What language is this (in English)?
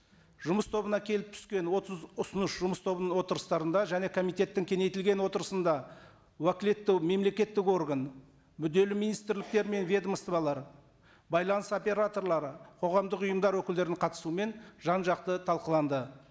Kazakh